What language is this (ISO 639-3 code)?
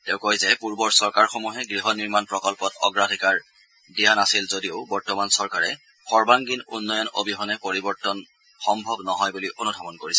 asm